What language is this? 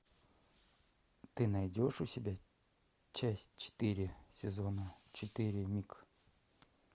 Russian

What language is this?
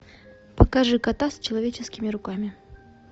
Russian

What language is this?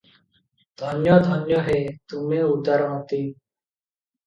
Odia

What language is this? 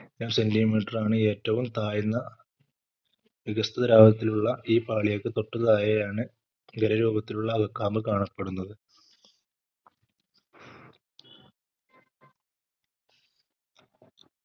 Malayalam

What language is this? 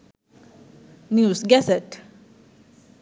Sinhala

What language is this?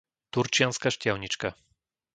Slovak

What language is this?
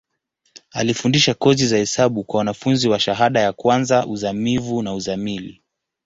Swahili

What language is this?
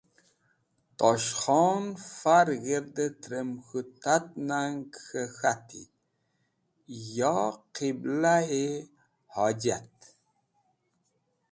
Wakhi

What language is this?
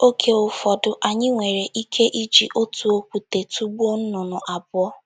Igbo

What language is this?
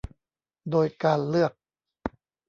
Thai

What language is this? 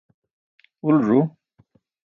Burushaski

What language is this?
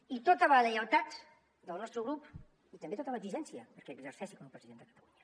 Catalan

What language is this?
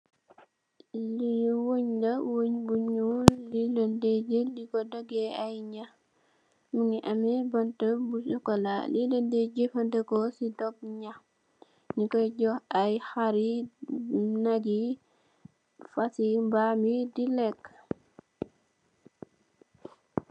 Wolof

